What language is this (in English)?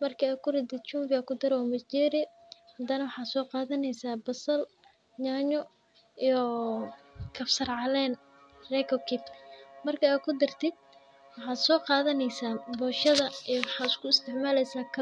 Somali